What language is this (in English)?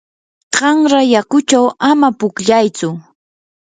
Yanahuanca Pasco Quechua